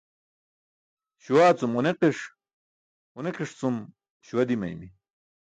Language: Burushaski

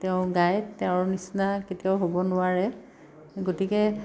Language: Assamese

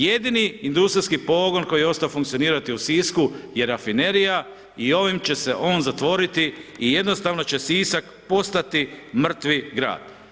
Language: Croatian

